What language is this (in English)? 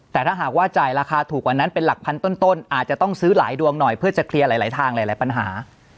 Thai